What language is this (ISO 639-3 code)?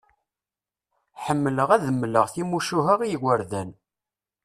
kab